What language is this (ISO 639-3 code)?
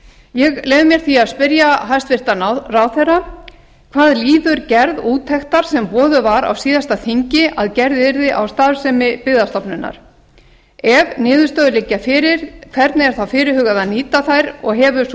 isl